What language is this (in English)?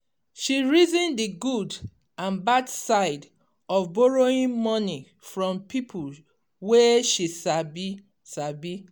Nigerian Pidgin